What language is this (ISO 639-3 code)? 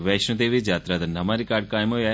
doi